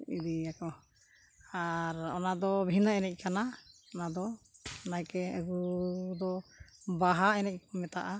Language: Santali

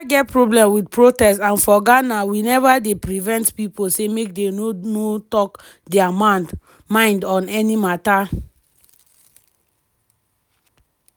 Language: Nigerian Pidgin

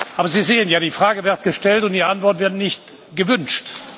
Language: German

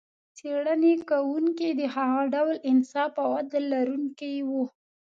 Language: Pashto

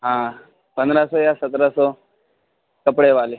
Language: Urdu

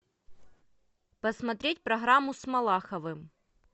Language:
Russian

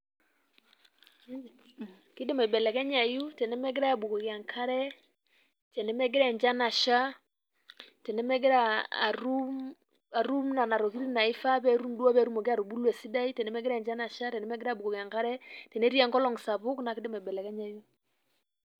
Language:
Masai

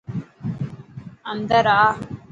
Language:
Dhatki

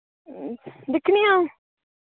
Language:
Dogri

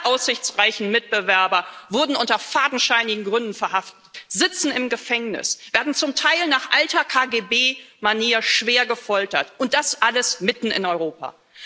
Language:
German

